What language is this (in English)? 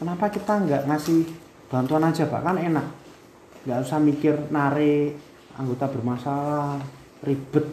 Indonesian